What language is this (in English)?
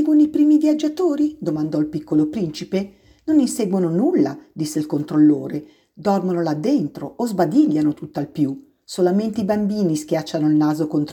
Italian